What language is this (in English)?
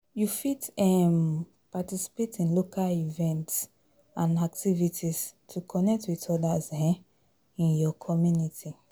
Nigerian Pidgin